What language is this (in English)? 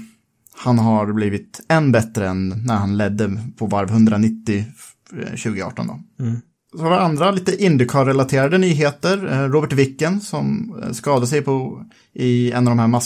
Swedish